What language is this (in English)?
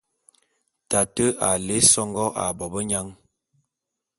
Bulu